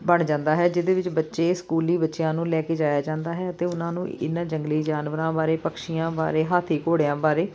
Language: Punjabi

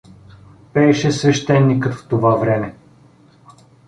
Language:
Bulgarian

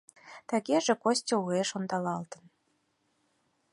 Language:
Mari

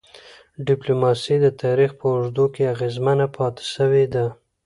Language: Pashto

